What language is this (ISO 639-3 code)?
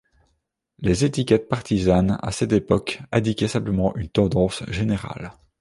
fra